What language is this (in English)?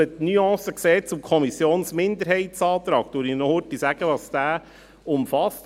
Swiss German